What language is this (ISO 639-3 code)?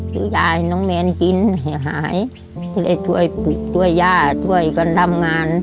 tha